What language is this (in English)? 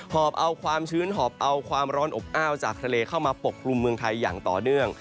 Thai